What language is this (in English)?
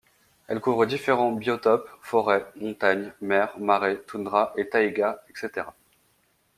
French